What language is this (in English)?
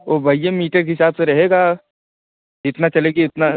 Hindi